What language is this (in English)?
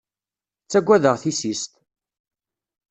Kabyle